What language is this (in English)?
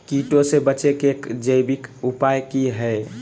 Magahi